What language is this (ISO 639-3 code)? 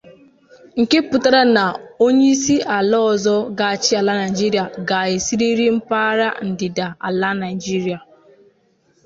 ibo